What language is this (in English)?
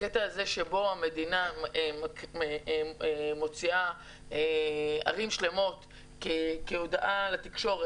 Hebrew